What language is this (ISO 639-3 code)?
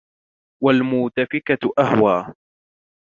ara